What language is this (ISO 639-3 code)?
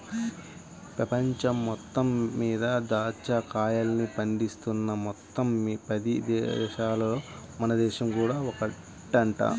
tel